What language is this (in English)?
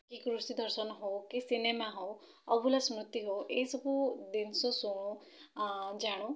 Odia